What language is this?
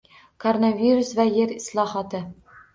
Uzbek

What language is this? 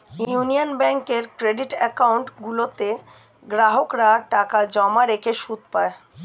Bangla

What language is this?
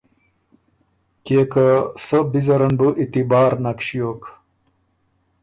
Ormuri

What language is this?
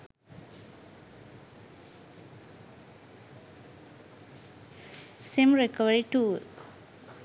Sinhala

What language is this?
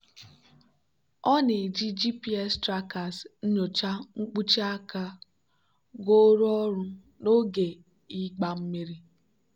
Igbo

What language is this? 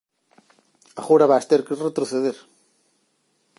Galician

